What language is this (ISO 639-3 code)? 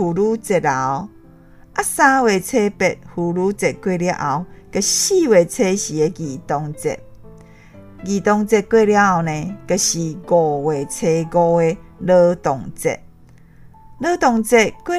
zho